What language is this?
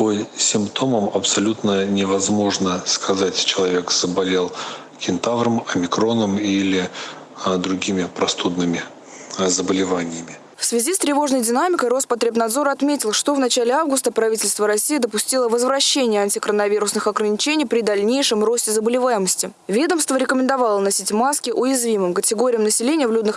Russian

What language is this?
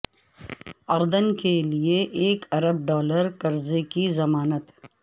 Urdu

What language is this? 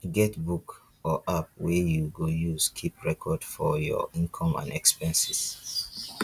Nigerian Pidgin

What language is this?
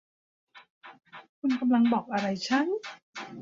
Thai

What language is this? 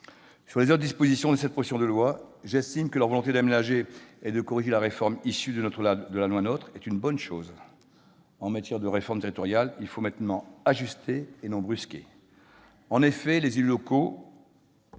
French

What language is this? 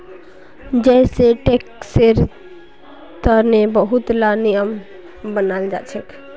Magahi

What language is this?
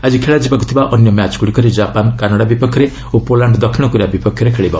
Odia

